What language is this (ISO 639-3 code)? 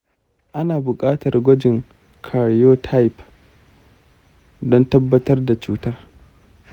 hau